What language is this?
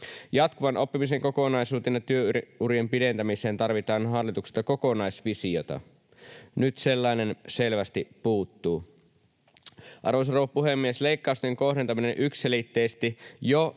Finnish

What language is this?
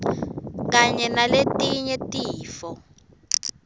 Swati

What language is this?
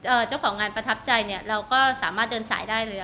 Thai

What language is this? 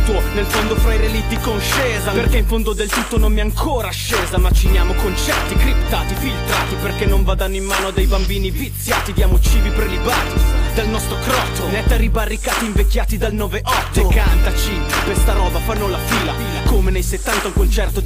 Italian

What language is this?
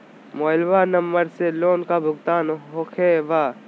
Magahi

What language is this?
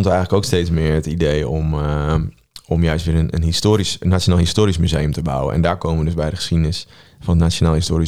Dutch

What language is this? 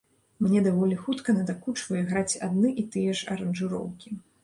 Belarusian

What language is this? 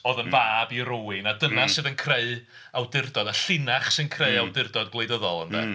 Welsh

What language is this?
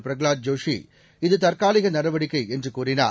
Tamil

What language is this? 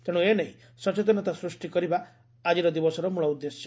Odia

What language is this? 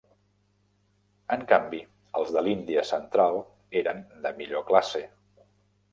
Catalan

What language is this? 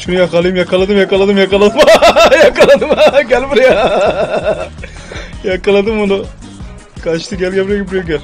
Turkish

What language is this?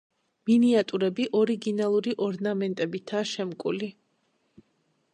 Georgian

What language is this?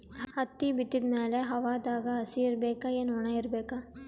Kannada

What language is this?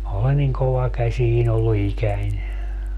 Finnish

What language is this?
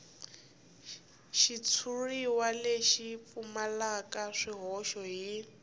Tsonga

